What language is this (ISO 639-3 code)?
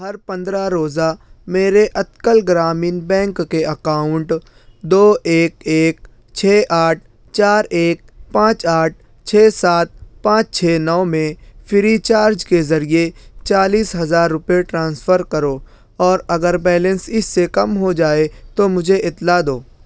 urd